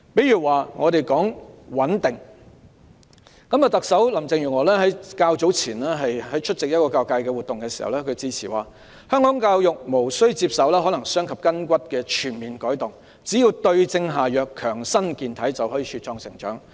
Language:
Cantonese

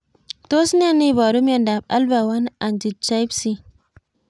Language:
Kalenjin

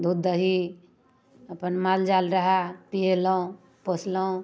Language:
Maithili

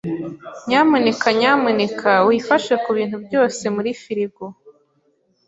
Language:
Kinyarwanda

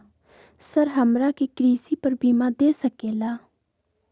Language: Magahi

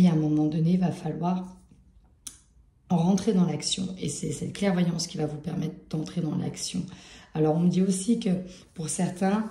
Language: French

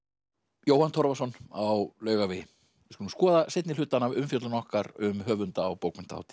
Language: Icelandic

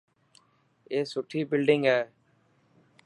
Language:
Dhatki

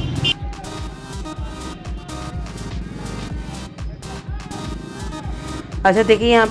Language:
Hindi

